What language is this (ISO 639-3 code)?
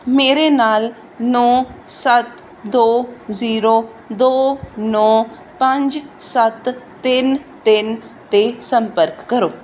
pan